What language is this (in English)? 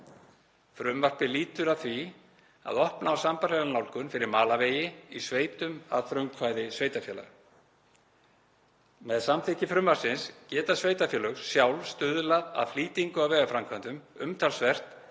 Icelandic